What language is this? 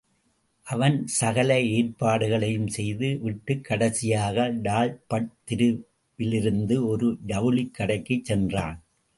Tamil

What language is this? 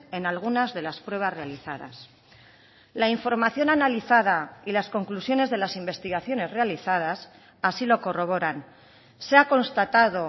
Spanish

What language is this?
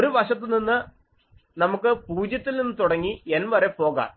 Malayalam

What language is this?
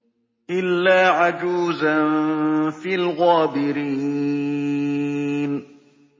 Arabic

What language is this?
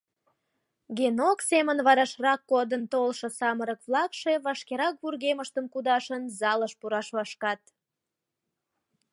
Mari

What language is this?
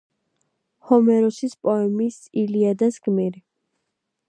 Georgian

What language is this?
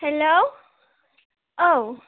Bodo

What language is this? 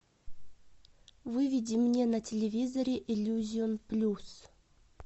Russian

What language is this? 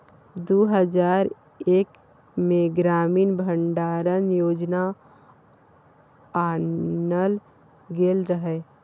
Maithili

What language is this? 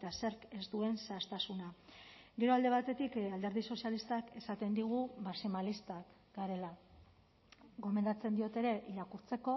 Basque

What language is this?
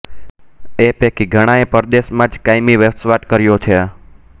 Gujarati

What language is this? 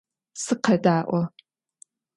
Adyghe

